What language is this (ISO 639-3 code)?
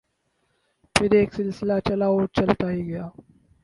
urd